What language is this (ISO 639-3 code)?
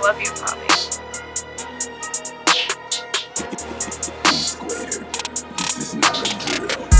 eng